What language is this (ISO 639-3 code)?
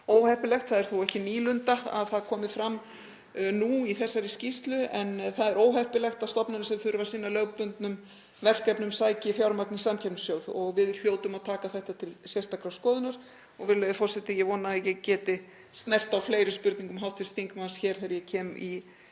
isl